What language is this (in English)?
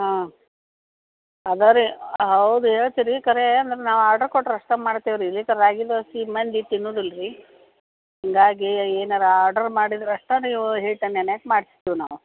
Kannada